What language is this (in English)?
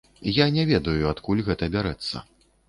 Belarusian